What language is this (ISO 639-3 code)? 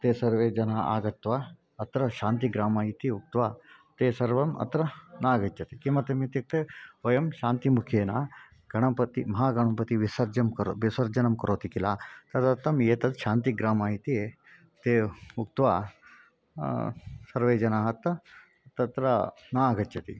san